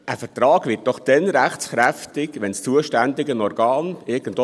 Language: Swiss German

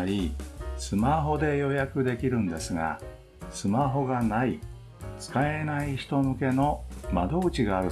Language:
Japanese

